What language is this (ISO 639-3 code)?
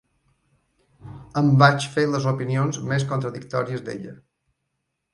cat